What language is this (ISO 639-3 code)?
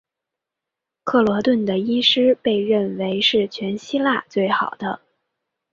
zho